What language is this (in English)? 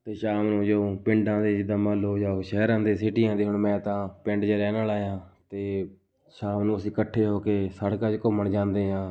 Punjabi